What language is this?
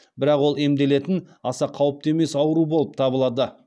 Kazakh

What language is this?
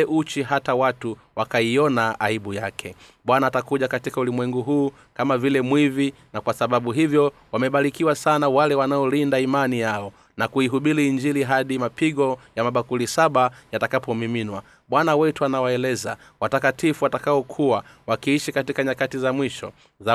Swahili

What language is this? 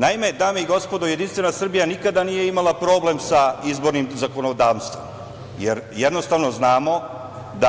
Serbian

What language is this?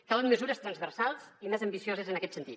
Catalan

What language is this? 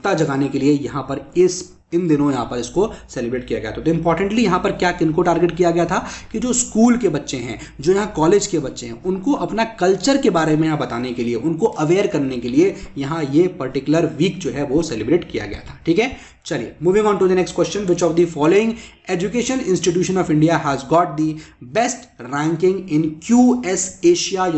Hindi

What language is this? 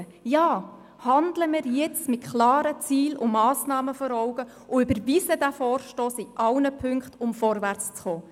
Swiss German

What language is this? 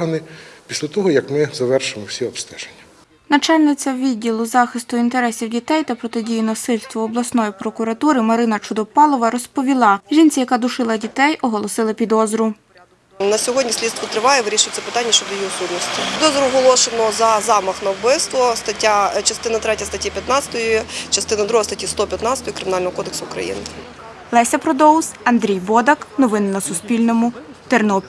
Ukrainian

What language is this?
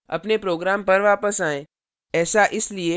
Hindi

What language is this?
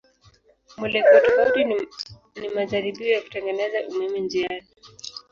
Swahili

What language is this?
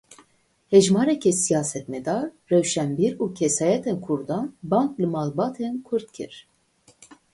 Kurdish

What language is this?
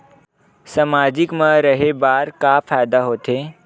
Chhattisgarhi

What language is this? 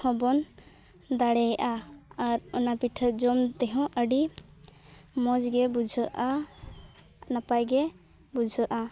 Santali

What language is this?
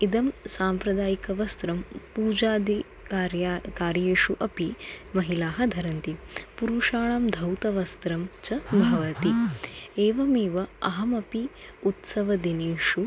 Sanskrit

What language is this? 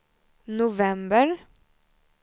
Swedish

